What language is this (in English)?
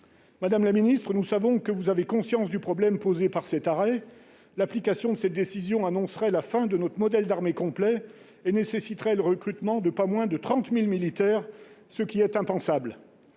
French